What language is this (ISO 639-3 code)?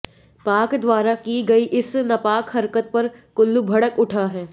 hin